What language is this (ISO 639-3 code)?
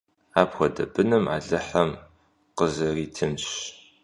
kbd